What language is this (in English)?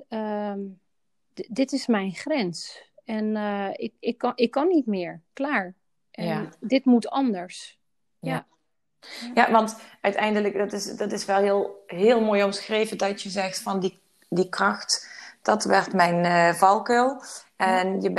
Dutch